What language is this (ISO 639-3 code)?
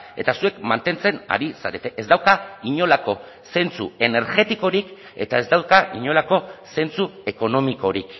eus